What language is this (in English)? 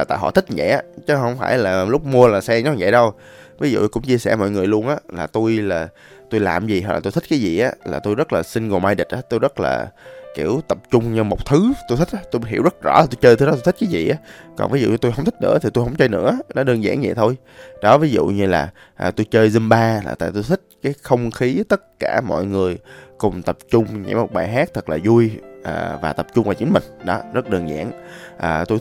Vietnamese